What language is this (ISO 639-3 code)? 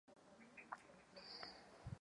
ces